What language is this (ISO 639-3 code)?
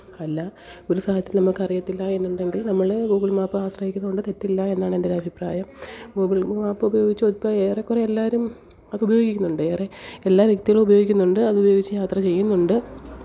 mal